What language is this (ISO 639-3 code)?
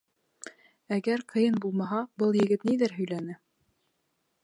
bak